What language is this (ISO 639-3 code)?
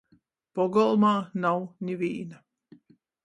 ltg